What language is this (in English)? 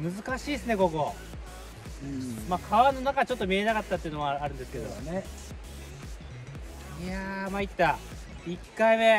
Japanese